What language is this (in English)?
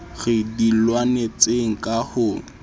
Southern Sotho